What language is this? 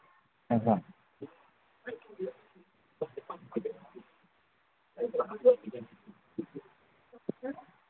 Manipuri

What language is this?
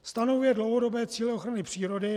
Czech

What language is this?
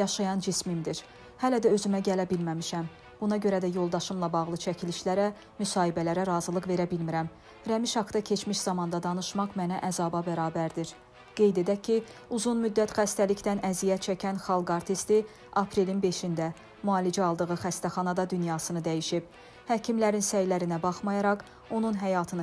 Turkish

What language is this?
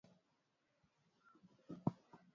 Swahili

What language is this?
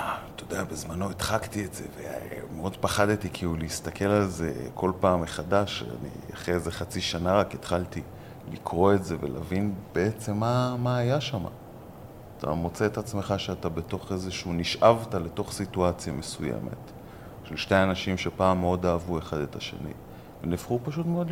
Hebrew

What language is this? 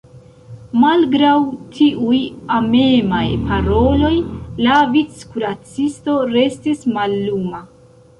Esperanto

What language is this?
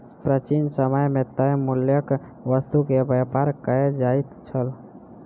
Maithili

